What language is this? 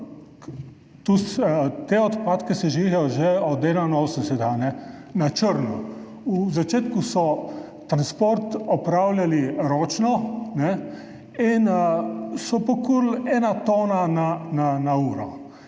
Slovenian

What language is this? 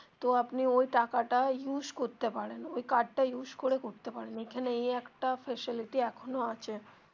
Bangla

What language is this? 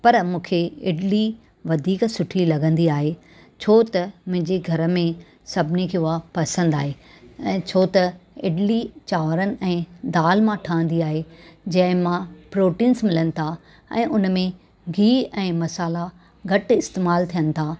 Sindhi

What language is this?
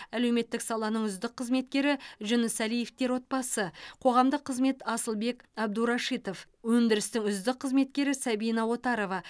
Kazakh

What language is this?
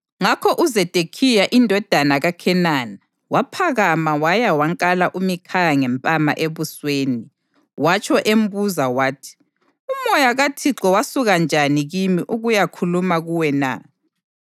North Ndebele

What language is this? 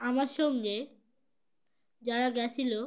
Bangla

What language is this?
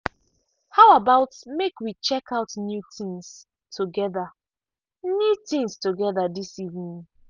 Nigerian Pidgin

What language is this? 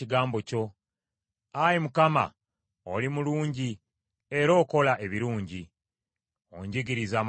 Ganda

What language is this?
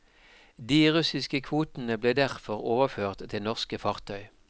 Norwegian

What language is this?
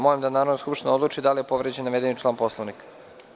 Serbian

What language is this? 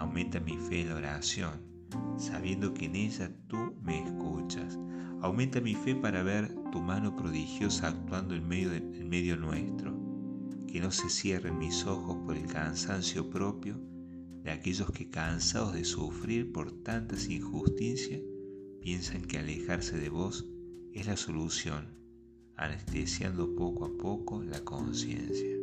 Spanish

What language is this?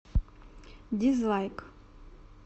Russian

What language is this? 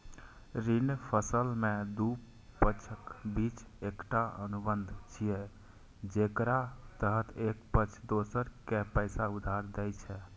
Maithili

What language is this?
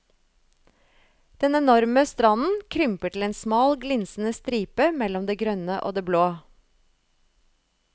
Norwegian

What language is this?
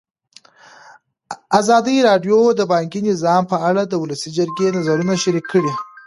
Pashto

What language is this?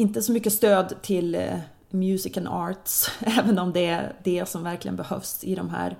Swedish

